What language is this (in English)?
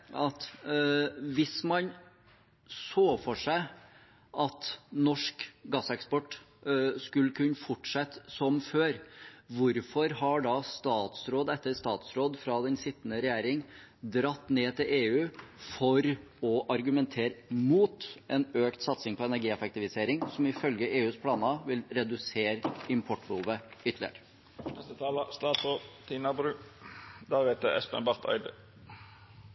Norwegian Bokmål